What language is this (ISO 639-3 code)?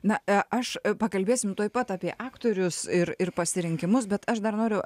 lit